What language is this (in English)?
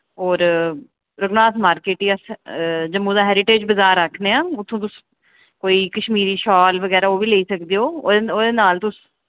Dogri